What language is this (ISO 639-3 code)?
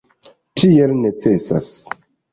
epo